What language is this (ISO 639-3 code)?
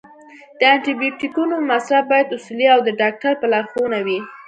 pus